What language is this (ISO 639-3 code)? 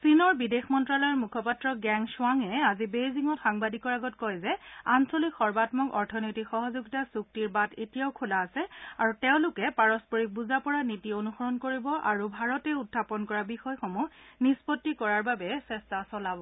asm